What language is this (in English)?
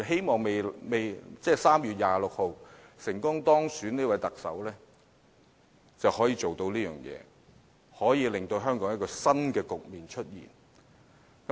Cantonese